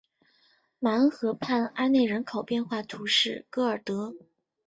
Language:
Chinese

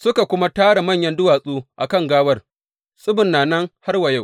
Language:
Hausa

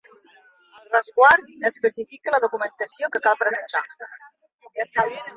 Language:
Catalan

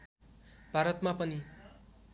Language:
Nepali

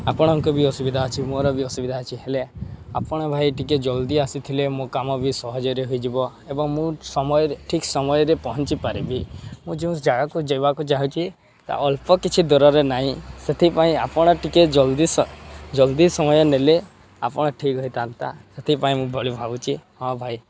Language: Odia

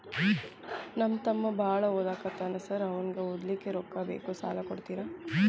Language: Kannada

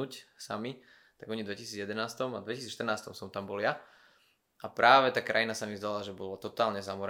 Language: Slovak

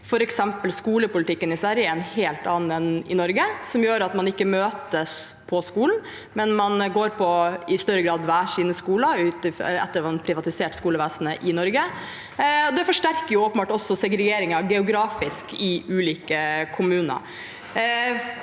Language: Norwegian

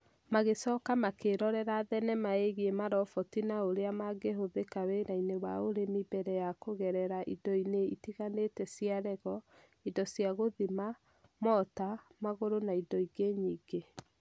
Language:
Kikuyu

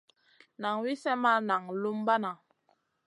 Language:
Masana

